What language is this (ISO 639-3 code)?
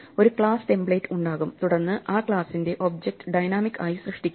mal